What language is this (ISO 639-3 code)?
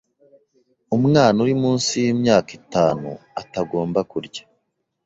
kin